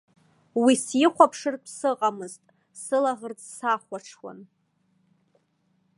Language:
Abkhazian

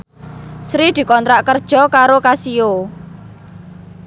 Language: Javanese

